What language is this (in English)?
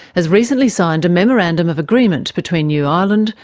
English